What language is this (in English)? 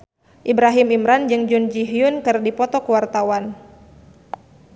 Sundanese